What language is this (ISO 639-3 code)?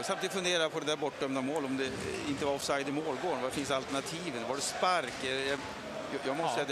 swe